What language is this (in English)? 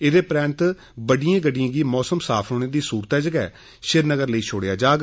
Dogri